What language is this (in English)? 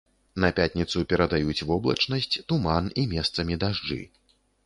Belarusian